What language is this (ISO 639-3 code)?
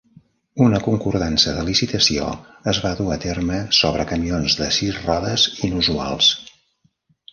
cat